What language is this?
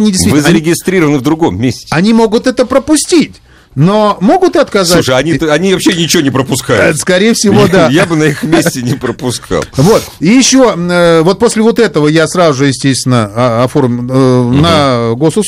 Russian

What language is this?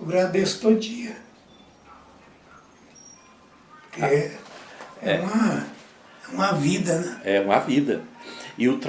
Portuguese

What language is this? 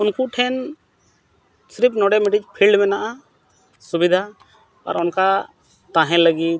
Santali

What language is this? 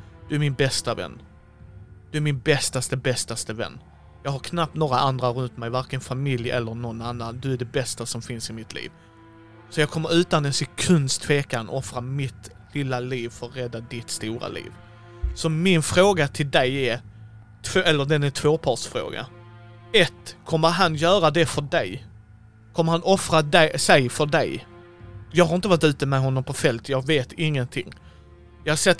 Swedish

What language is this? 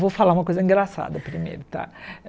Portuguese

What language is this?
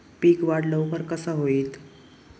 Marathi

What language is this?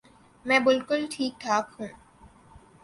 Urdu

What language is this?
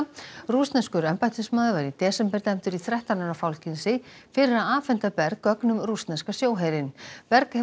Icelandic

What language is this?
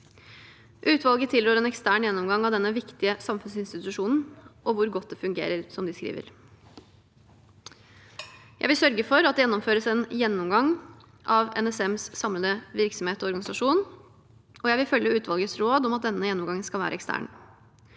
Norwegian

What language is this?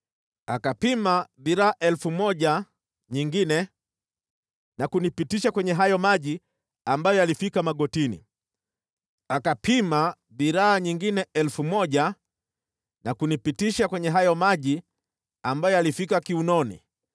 Swahili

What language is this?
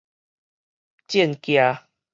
Min Nan Chinese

